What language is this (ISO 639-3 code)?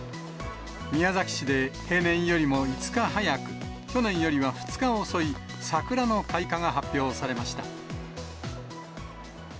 jpn